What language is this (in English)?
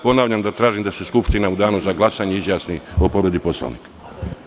Serbian